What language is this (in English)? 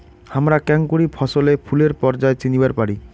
Bangla